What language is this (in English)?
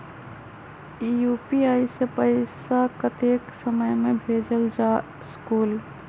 Magahi